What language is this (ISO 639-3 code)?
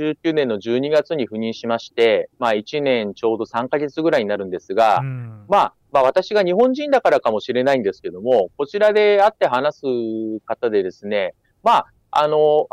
jpn